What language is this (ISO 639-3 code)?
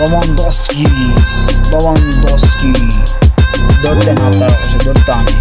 tur